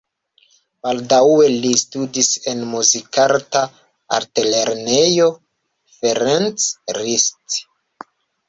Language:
Esperanto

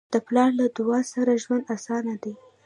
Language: Pashto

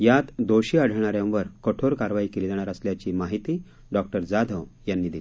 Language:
Marathi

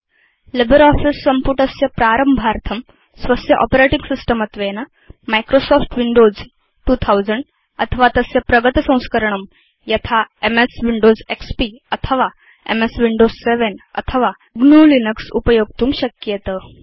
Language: Sanskrit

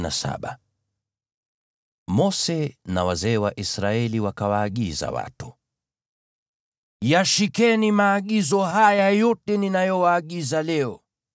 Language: Swahili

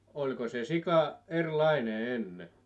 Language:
Finnish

